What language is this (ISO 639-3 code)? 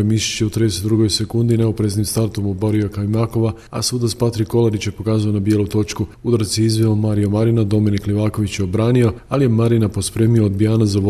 hrv